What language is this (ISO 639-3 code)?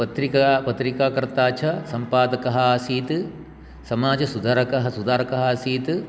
san